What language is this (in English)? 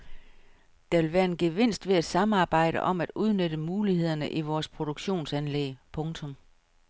Danish